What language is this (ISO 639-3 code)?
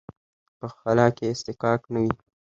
pus